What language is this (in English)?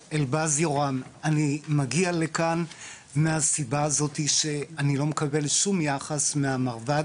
Hebrew